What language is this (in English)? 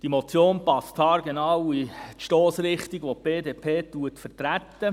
Swiss German